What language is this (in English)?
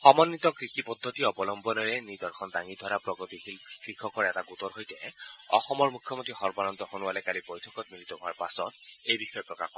Assamese